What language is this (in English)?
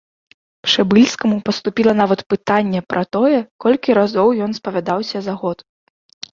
Belarusian